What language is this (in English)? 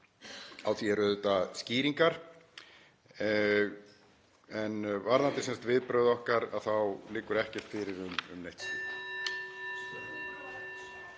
Icelandic